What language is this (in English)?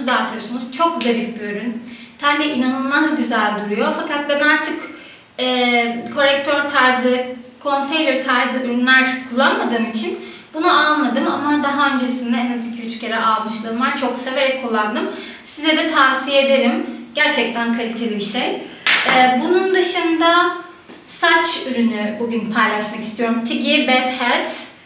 Turkish